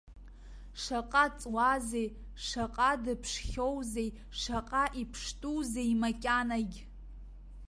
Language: Abkhazian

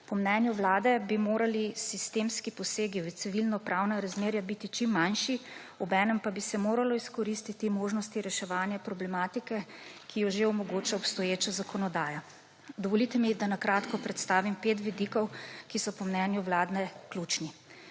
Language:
Slovenian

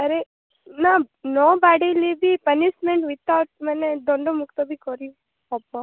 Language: Odia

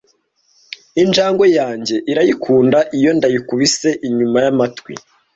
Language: Kinyarwanda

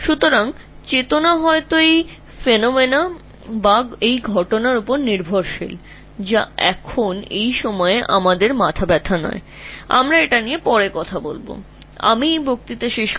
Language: Bangla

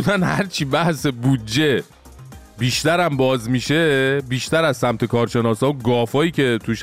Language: Persian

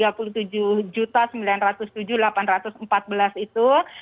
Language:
Indonesian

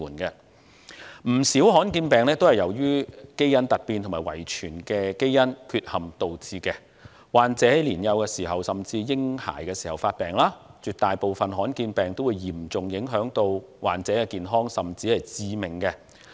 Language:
Cantonese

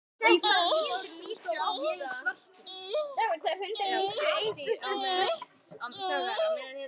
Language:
Icelandic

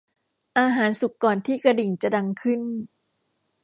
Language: Thai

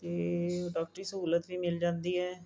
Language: Punjabi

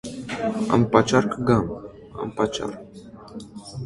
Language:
Armenian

